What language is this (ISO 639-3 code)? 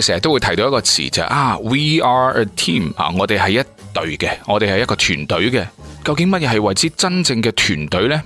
zho